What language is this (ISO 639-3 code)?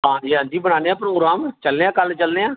doi